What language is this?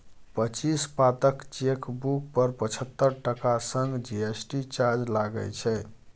Maithili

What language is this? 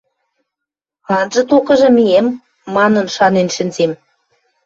Western Mari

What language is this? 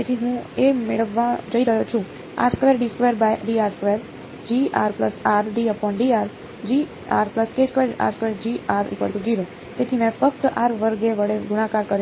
Gujarati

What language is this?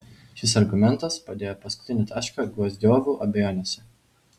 Lithuanian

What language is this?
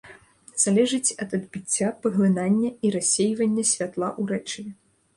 Belarusian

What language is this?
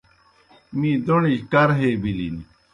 Kohistani Shina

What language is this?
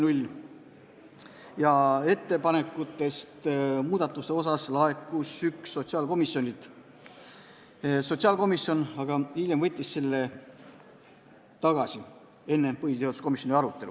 Estonian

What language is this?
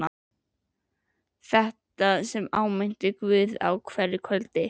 Icelandic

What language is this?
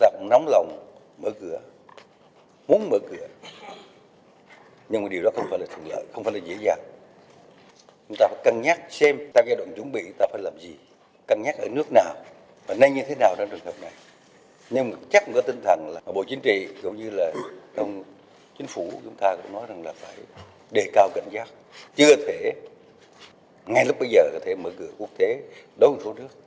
Vietnamese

